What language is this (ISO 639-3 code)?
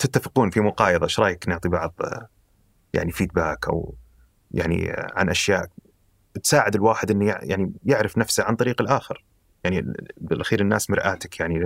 ara